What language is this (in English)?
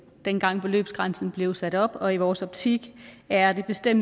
Danish